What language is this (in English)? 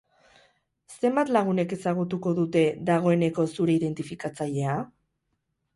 Basque